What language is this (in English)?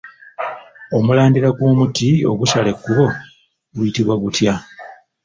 Ganda